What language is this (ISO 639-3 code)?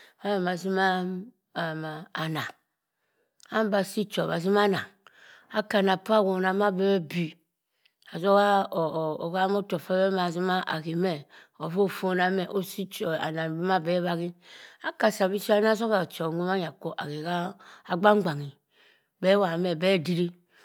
mfn